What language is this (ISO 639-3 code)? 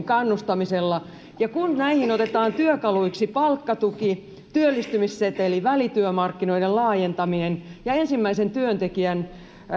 fin